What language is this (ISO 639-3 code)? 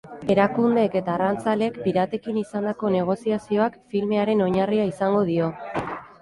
eus